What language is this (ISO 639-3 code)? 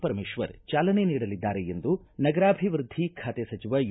kan